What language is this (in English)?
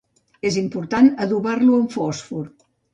Catalan